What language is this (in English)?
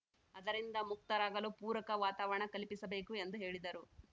Kannada